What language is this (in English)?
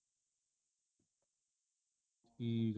Punjabi